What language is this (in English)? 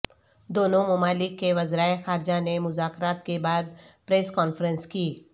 Urdu